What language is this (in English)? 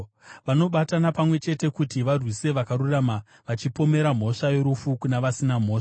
Shona